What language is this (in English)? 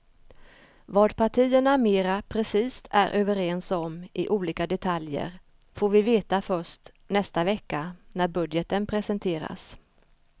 Swedish